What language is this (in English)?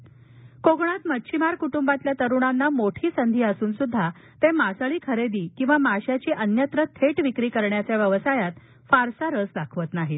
Marathi